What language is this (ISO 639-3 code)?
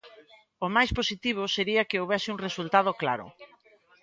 glg